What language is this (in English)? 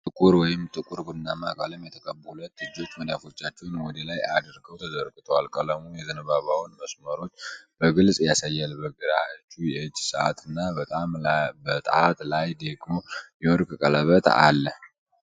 Amharic